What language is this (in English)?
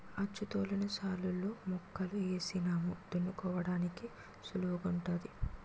Telugu